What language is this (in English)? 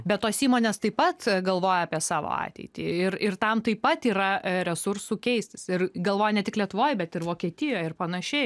Lithuanian